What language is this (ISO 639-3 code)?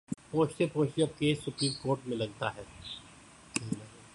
urd